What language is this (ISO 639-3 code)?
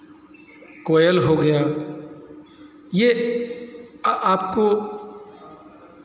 hin